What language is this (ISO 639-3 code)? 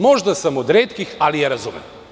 srp